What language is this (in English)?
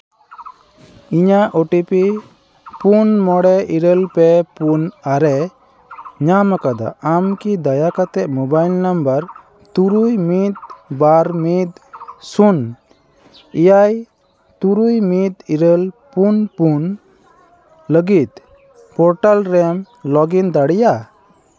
Santali